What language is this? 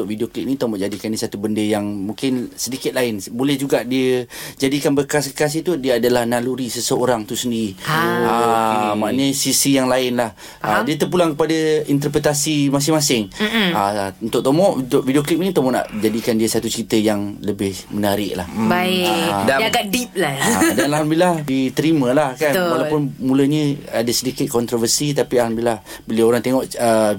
Malay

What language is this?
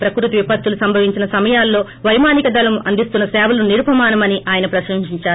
Telugu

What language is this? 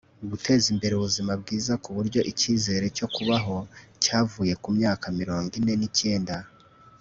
Kinyarwanda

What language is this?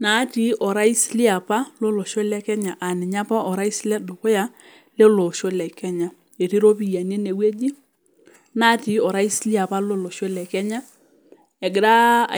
Masai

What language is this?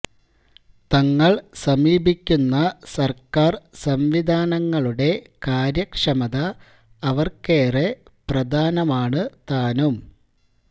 Malayalam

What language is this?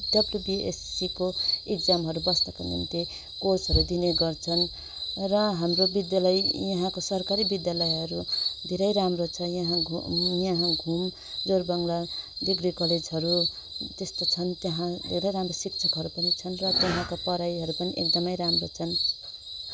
Nepali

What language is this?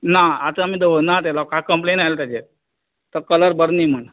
Konkani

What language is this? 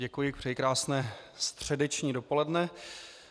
Czech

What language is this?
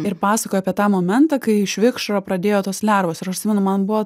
Lithuanian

